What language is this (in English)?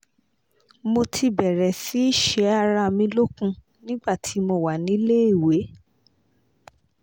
Yoruba